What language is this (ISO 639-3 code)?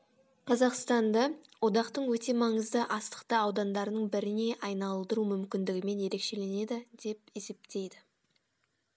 kaz